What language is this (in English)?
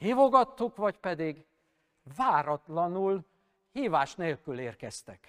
Hungarian